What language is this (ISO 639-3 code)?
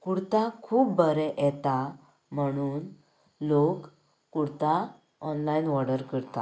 kok